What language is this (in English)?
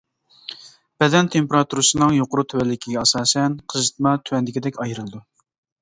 Uyghur